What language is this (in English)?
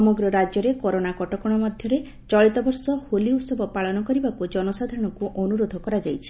Odia